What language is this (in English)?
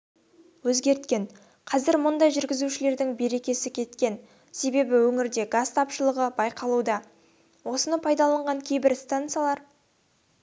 Kazakh